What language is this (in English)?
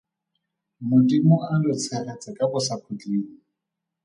Tswana